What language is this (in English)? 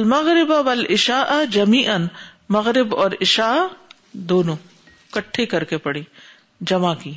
Urdu